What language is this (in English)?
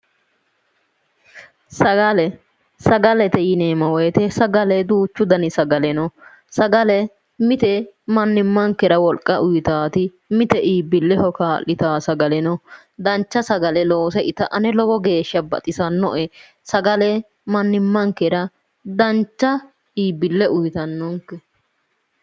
Sidamo